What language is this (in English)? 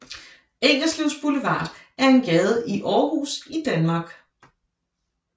Danish